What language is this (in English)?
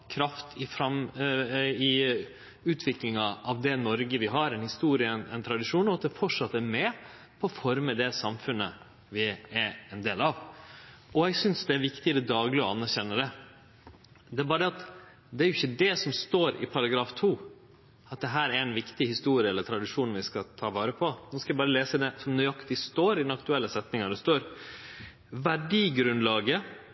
Norwegian Nynorsk